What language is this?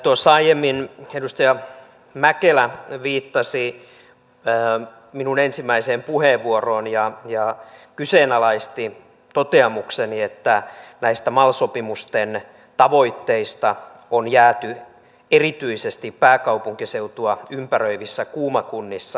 Finnish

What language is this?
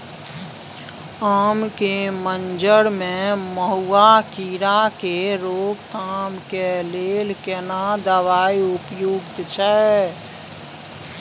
Maithili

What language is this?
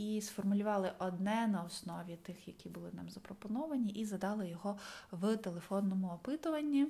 Ukrainian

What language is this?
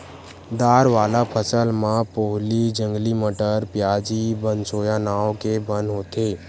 Chhattisgarhi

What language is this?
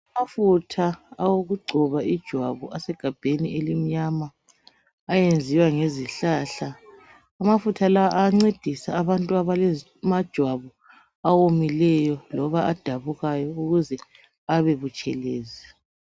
North Ndebele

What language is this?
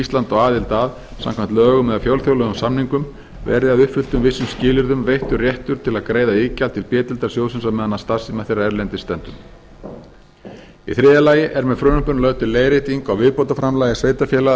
Icelandic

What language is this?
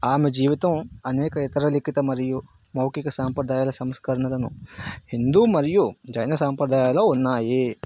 Telugu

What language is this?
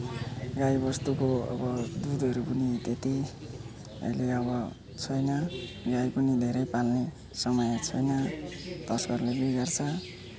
Nepali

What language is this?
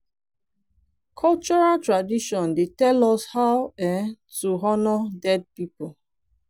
Nigerian Pidgin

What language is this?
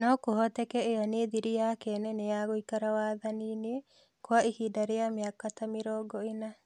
Kikuyu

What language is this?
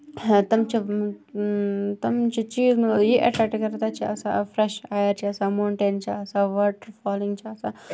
Kashmiri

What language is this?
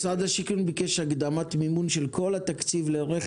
Hebrew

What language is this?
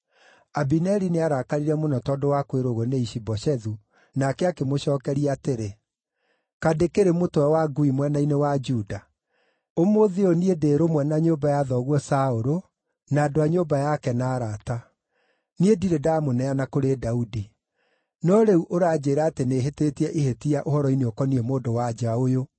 Kikuyu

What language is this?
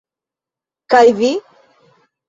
Esperanto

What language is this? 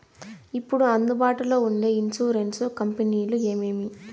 Telugu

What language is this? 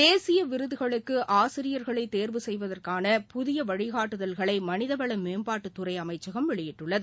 Tamil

